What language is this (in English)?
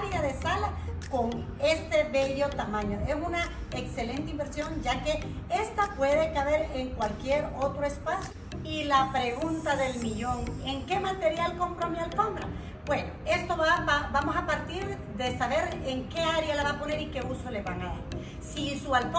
Spanish